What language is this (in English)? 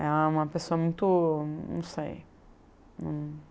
Portuguese